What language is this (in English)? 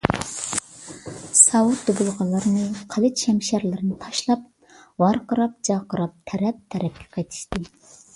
Uyghur